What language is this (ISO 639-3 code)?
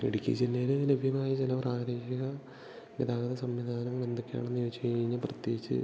mal